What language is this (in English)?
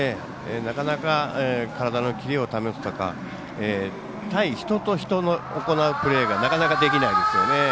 Japanese